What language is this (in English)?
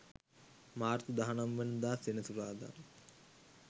Sinhala